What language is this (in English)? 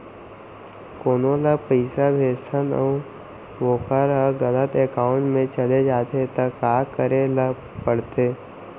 Chhattisgarhi